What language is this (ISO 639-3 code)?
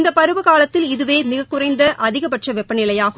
tam